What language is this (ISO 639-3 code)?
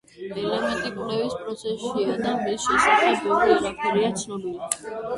kat